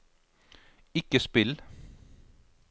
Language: Norwegian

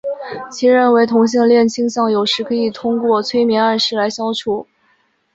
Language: Chinese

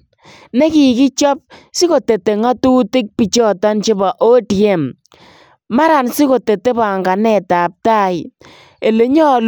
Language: Kalenjin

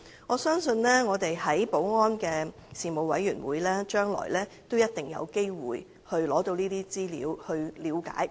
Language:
Cantonese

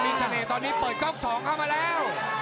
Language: Thai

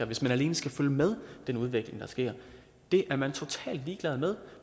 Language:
Danish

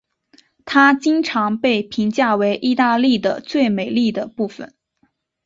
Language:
Chinese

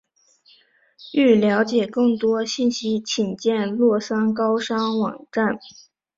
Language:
Chinese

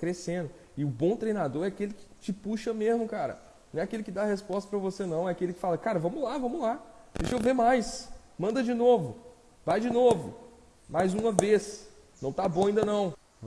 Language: Portuguese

